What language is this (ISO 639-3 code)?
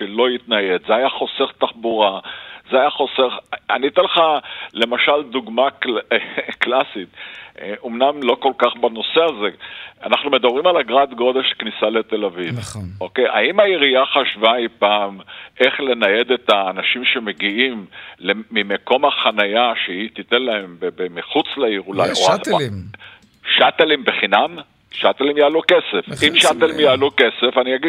heb